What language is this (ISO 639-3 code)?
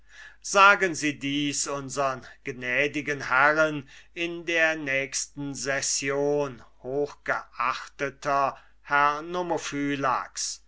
deu